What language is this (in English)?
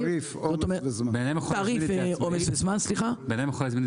Hebrew